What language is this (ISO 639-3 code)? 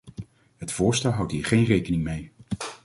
nld